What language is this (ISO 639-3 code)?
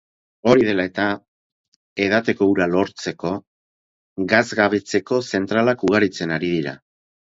eus